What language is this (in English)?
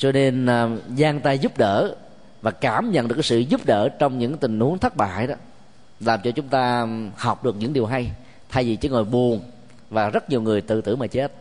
Vietnamese